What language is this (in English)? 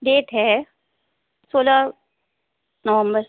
Hindi